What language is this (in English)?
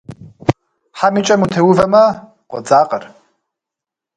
Kabardian